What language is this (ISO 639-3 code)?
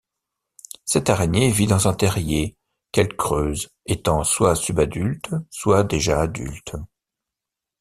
fra